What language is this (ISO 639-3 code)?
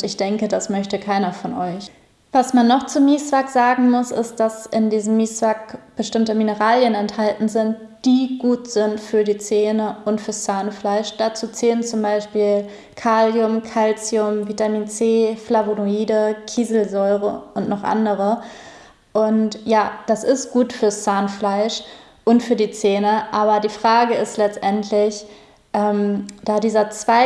deu